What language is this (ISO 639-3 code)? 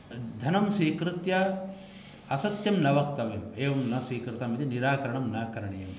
san